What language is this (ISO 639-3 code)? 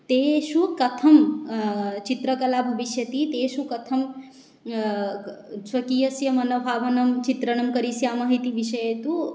san